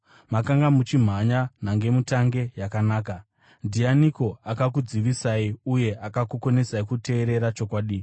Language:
Shona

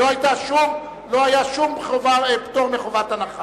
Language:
Hebrew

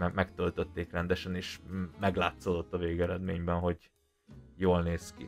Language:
Hungarian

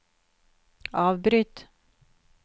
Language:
Norwegian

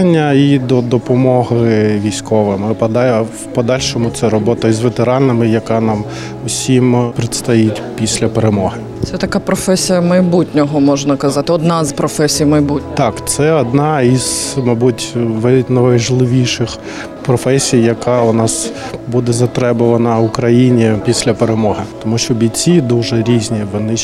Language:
Ukrainian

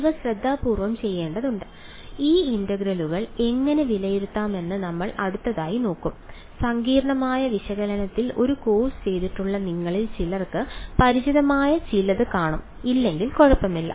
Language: Malayalam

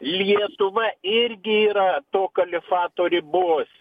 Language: Lithuanian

